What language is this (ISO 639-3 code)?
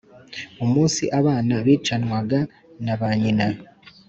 kin